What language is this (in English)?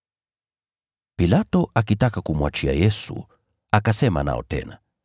Swahili